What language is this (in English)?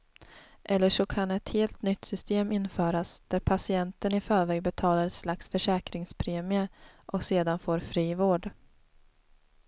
Swedish